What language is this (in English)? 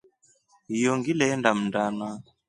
Rombo